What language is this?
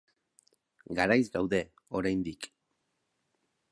Basque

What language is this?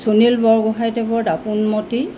Assamese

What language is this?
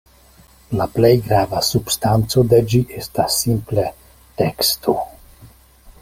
Esperanto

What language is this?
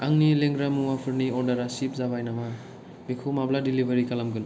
Bodo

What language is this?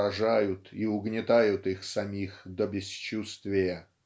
Russian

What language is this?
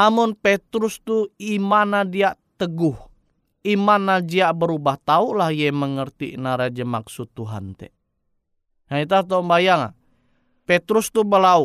Indonesian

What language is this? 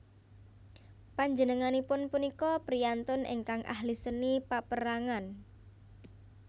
Javanese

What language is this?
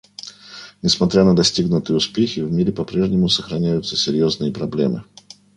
Russian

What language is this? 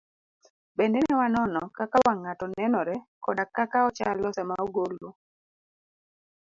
Luo (Kenya and Tanzania)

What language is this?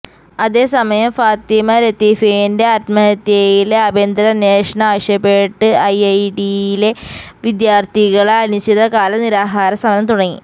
Malayalam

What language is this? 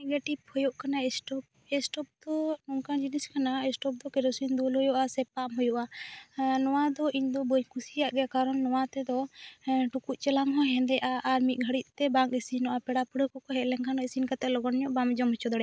Santali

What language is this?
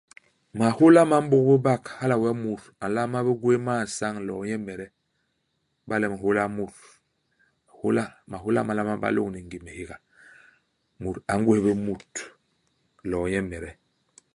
Basaa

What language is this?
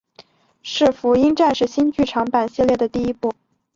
Chinese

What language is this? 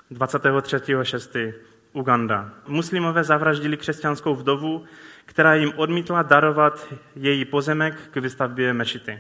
Czech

